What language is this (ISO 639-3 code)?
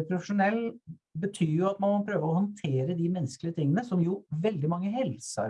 nor